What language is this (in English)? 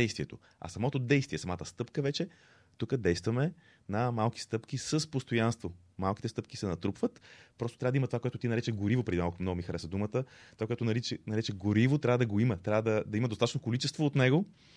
Bulgarian